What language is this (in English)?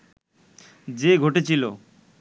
Bangla